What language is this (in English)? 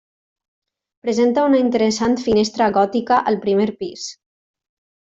Catalan